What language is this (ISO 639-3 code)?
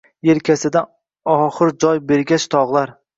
uzb